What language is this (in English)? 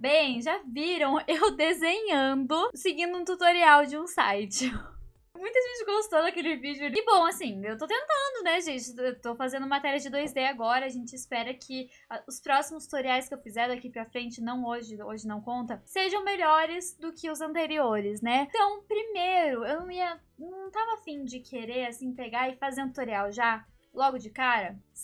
Portuguese